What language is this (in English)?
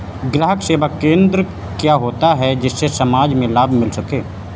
Hindi